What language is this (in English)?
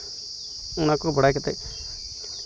Santali